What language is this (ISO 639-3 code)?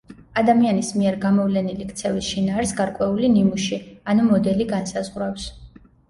kat